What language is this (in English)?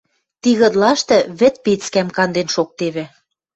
Western Mari